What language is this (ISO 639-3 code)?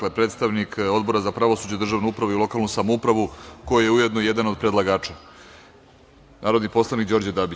srp